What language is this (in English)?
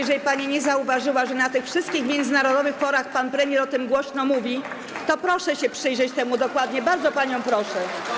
Polish